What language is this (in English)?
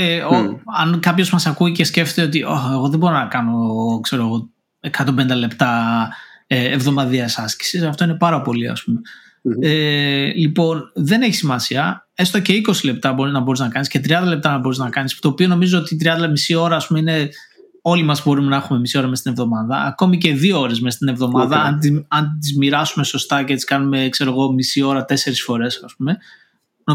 Greek